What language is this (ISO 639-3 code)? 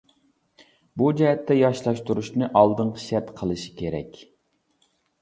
uig